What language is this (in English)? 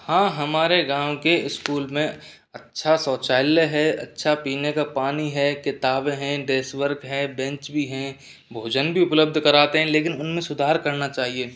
Hindi